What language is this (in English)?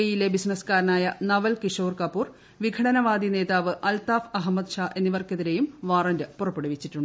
Malayalam